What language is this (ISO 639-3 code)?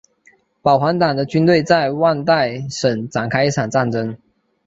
zho